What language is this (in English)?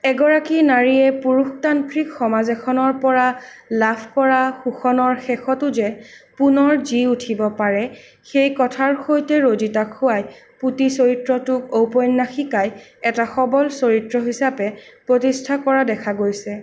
Assamese